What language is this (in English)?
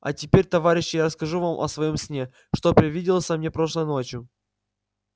Russian